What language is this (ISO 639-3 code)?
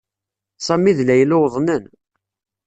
kab